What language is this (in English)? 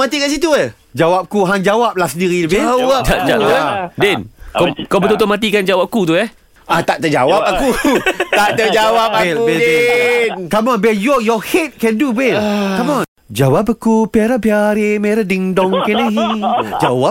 Malay